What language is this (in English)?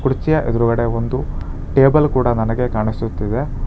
Kannada